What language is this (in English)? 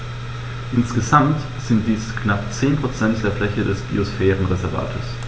German